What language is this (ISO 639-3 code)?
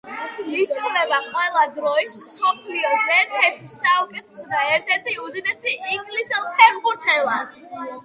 kat